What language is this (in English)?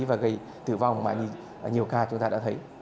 Vietnamese